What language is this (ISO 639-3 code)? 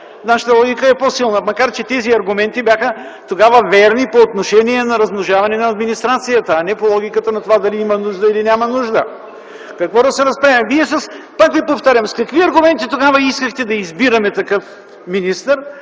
bul